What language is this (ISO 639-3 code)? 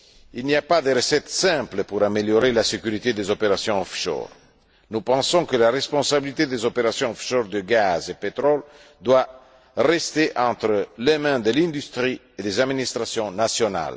fra